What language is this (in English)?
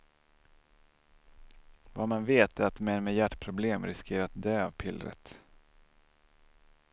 Swedish